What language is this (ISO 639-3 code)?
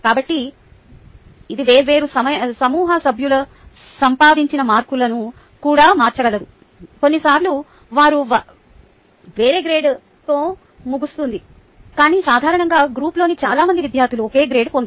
tel